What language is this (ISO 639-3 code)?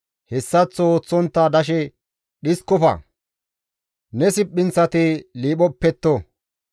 gmv